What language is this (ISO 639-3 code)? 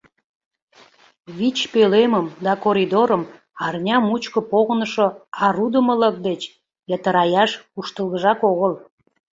chm